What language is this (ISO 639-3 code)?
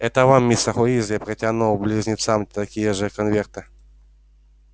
rus